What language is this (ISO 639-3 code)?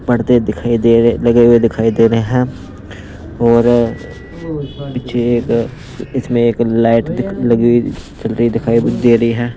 hin